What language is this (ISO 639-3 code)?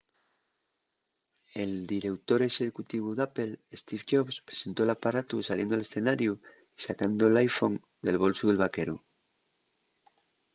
ast